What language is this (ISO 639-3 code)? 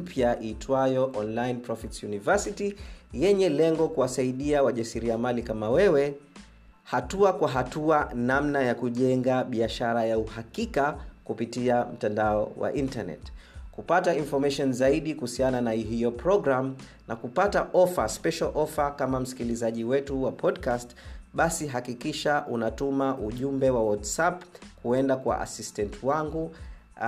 swa